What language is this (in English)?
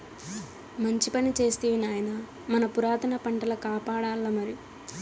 Telugu